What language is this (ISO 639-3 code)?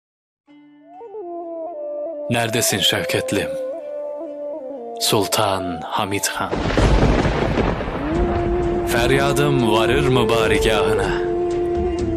tur